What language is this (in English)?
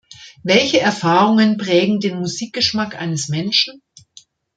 German